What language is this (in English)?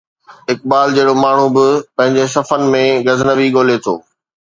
Sindhi